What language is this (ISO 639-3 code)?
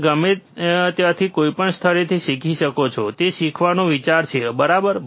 guj